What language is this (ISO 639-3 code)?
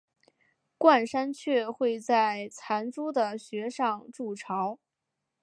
zho